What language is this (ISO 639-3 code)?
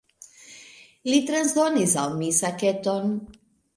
epo